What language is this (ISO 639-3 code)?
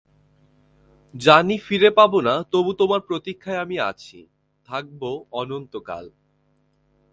ben